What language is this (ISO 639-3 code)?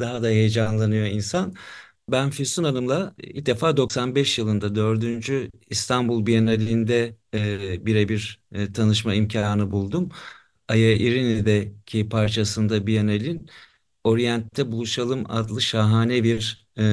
tur